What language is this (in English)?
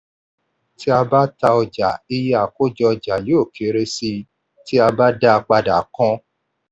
Yoruba